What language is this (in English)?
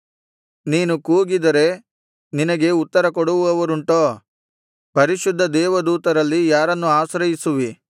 Kannada